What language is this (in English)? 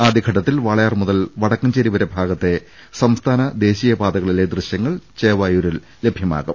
Malayalam